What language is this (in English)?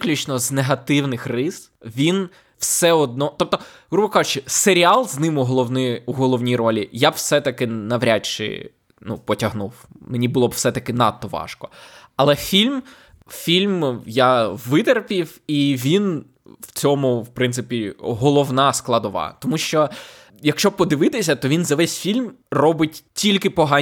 Ukrainian